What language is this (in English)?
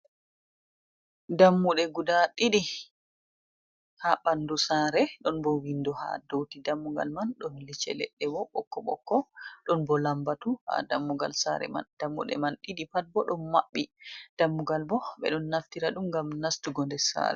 Fula